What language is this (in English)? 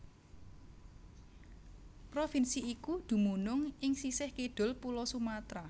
Javanese